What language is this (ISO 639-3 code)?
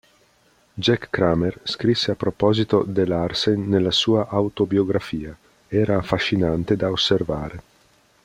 ita